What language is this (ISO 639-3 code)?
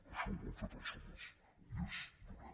cat